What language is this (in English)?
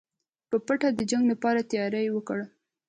Pashto